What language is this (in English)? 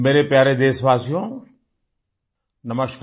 Hindi